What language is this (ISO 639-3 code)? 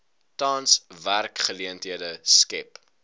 afr